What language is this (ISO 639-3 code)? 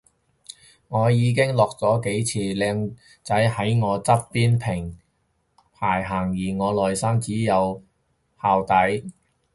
yue